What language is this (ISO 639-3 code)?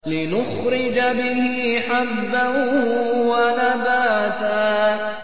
ara